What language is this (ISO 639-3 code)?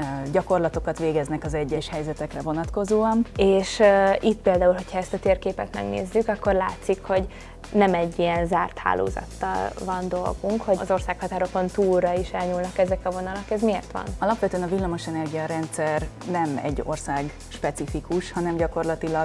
hun